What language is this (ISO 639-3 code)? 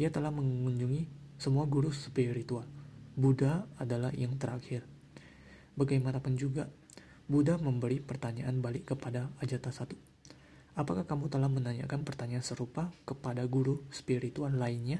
ind